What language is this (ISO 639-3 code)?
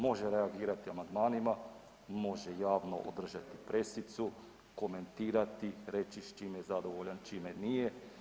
hrv